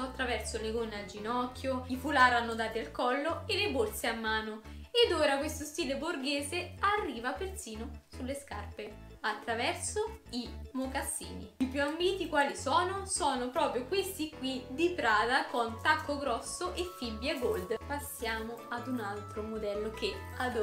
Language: Italian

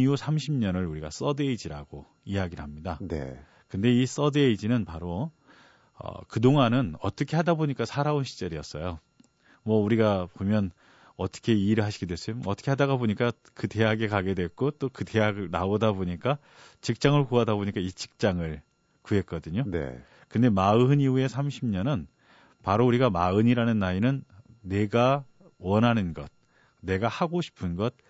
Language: Korean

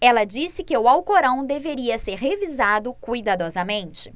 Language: Portuguese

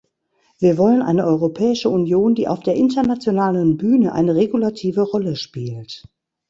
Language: German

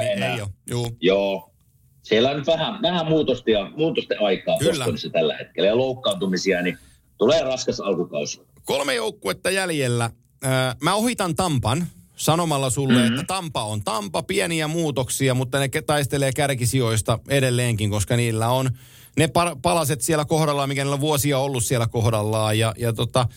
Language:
Finnish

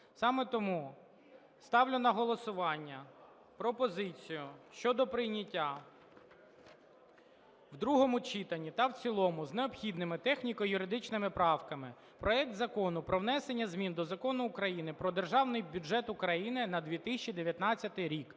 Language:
Ukrainian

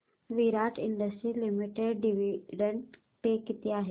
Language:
Marathi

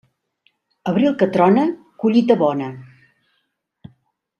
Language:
Catalan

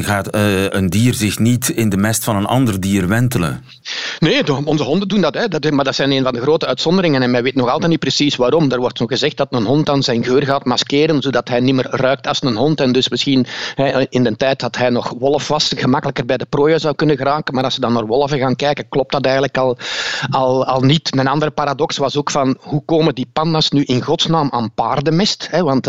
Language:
Dutch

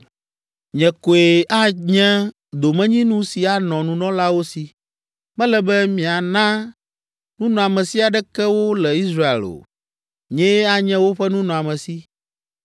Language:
Ewe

